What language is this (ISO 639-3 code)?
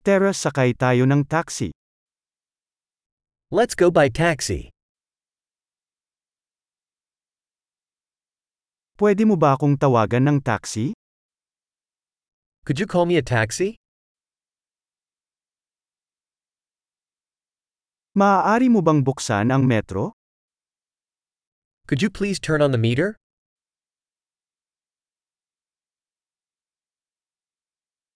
fil